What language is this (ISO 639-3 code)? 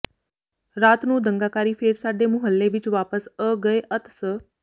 pan